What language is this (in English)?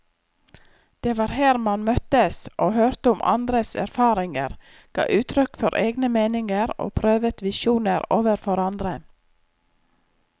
Norwegian